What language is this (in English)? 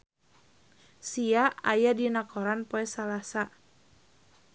Sundanese